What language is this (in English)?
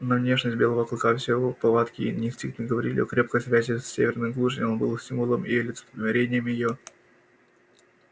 Russian